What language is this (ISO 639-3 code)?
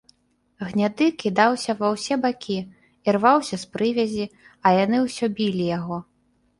bel